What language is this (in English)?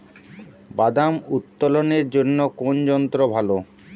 Bangla